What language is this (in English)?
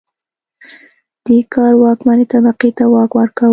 Pashto